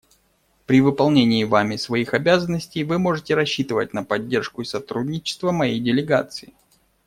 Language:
Russian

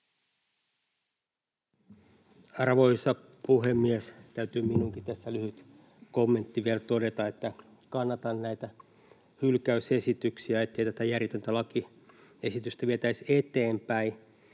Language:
Finnish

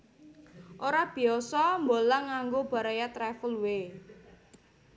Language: Javanese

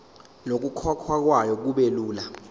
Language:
Zulu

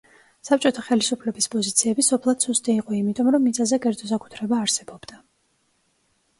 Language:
Georgian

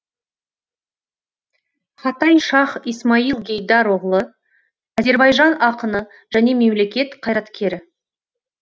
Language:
Kazakh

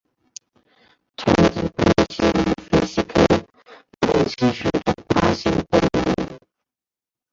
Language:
Chinese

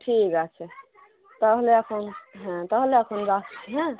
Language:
Bangla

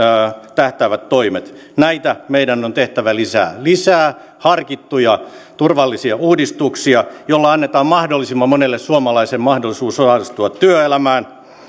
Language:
Finnish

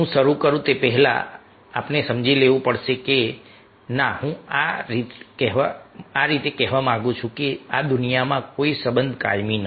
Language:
Gujarati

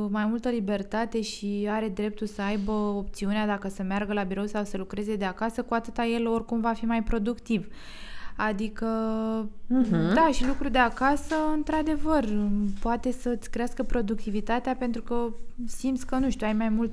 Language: Romanian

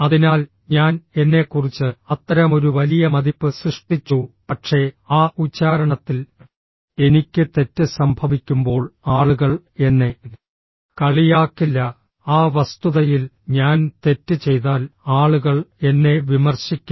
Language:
Malayalam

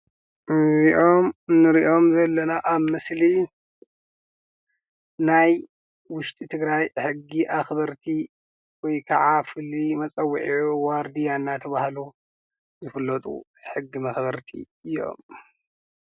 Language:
Tigrinya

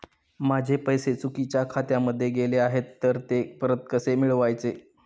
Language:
Marathi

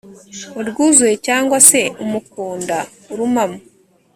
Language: Kinyarwanda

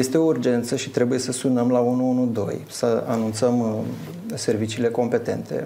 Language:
Romanian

